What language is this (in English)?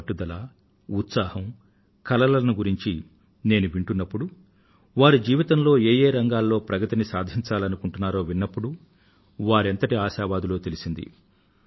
Telugu